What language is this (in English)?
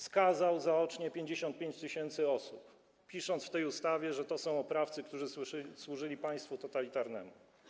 Polish